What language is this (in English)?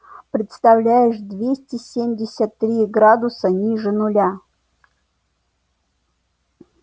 Russian